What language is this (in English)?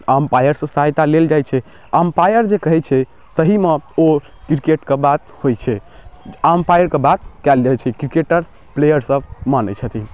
Maithili